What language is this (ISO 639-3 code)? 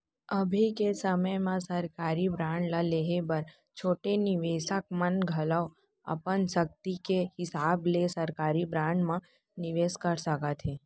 hne